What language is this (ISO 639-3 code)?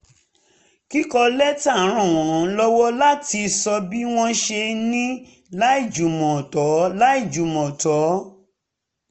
yor